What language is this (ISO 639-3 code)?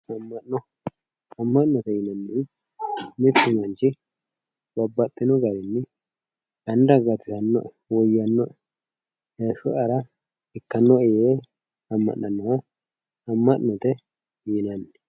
sid